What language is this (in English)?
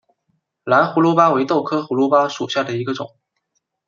Chinese